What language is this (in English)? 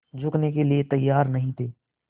Hindi